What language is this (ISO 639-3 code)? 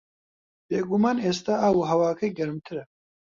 ckb